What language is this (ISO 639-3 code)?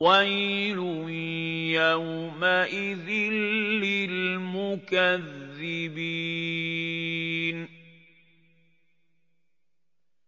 ara